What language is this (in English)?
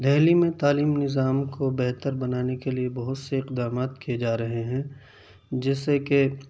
Urdu